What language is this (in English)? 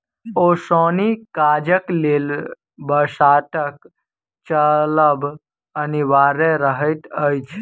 Maithili